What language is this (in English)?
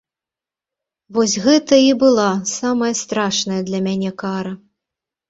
Belarusian